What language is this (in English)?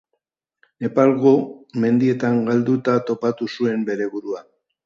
Basque